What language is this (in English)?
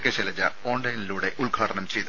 Malayalam